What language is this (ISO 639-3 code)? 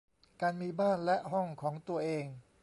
tha